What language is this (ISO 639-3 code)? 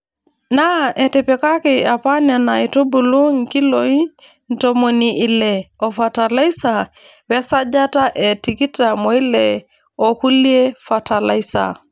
mas